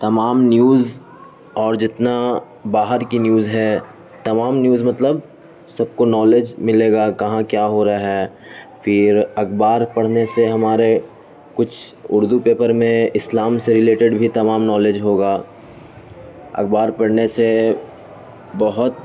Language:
Urdu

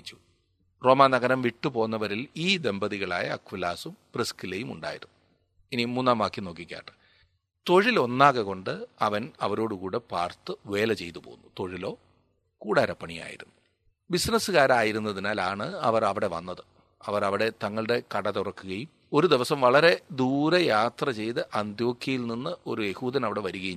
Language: Malayalam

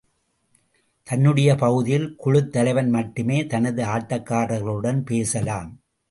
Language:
Tamil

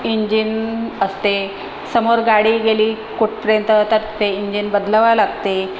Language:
Marathi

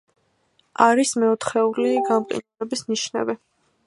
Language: Georgian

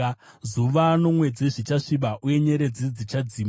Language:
Shona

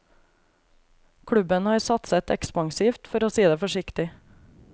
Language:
Norwegian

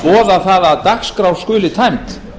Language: Icelandic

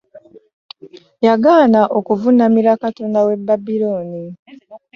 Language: Ganda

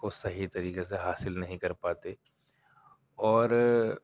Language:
Urdu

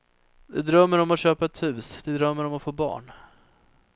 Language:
Swedish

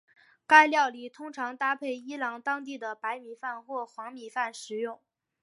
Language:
Chinese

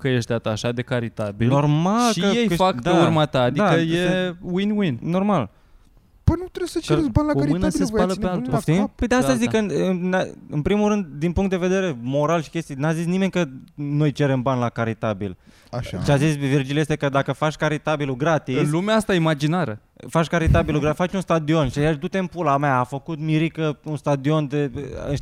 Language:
Romanian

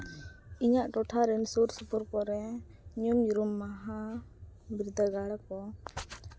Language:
Santali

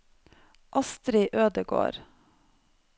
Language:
Norwegian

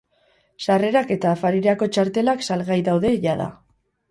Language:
Basque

